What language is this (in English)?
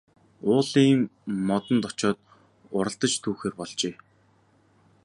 Mongolian